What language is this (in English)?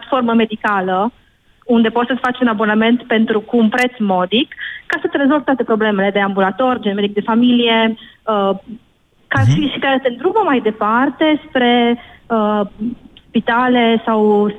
Romanian